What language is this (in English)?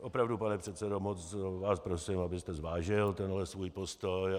Czech